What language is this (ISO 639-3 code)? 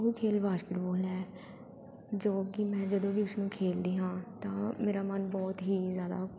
pan